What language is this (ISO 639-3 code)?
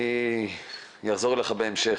heb